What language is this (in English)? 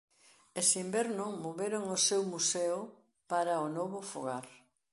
Galician